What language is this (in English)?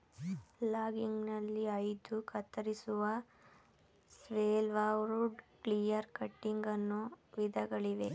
Kannada